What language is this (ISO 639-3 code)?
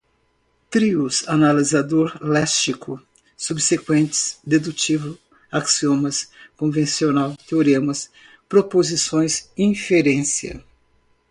por